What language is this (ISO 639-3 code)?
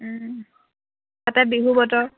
asm